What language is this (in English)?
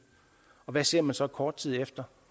Danish